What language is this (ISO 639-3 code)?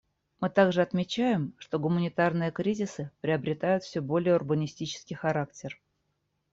rus